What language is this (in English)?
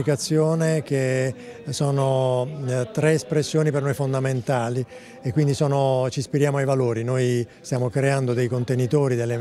Italian